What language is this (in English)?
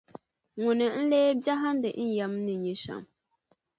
Dagbani